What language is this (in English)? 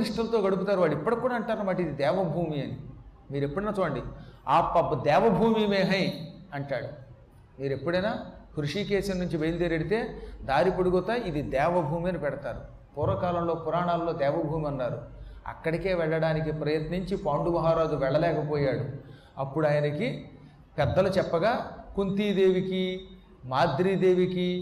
Telugu